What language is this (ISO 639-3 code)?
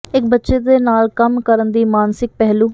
pan